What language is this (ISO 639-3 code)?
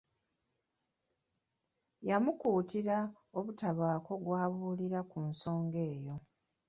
lug